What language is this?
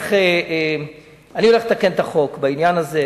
Hebrew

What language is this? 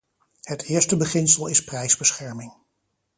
Dutch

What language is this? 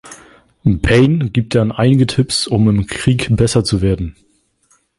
German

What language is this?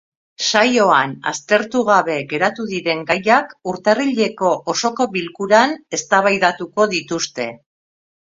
Basque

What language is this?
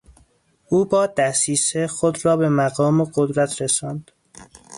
Persian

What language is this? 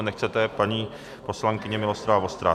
Czech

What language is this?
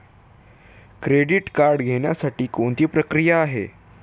Marathi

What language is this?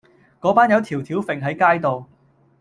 Cantonese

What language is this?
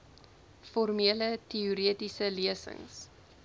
Afrikaans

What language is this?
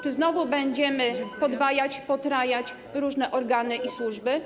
Polish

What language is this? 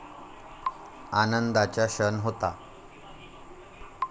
Marathi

